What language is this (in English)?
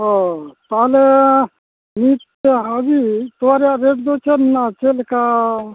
Santali